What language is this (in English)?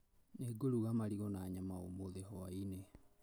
Kikuyu